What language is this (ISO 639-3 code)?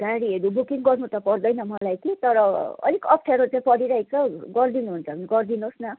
nep